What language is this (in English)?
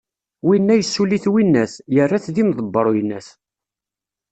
Kabyle